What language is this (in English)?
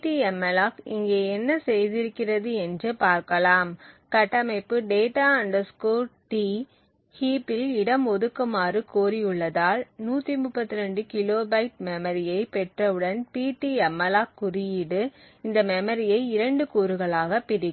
Tamil